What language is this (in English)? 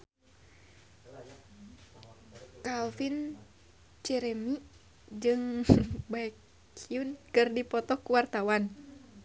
Sundanese